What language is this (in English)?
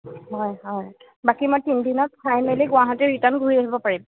Assamese